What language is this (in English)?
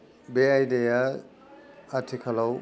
Bodo